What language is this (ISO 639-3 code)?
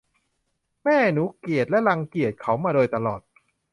tha